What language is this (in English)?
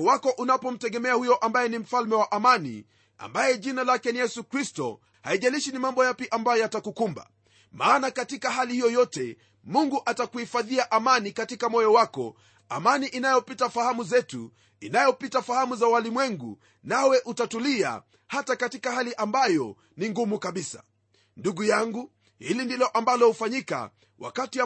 Swahili